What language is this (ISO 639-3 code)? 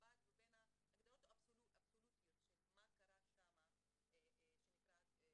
heb